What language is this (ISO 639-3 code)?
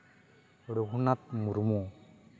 sat